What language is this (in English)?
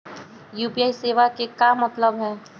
Magahi